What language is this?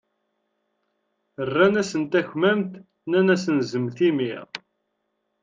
Kabyle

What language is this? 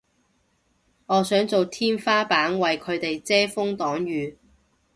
Cantonese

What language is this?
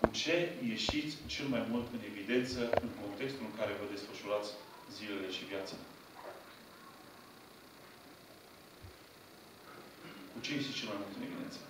Romanian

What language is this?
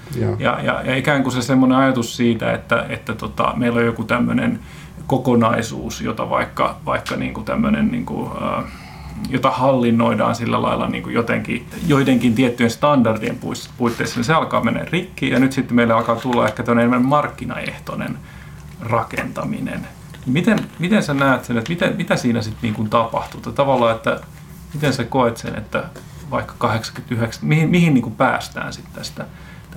Finnish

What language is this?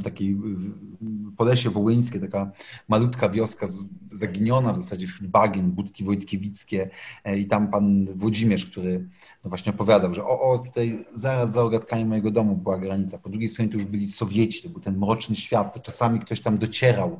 Polish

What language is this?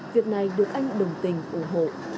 Vietnamese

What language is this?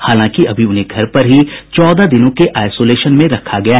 Hindi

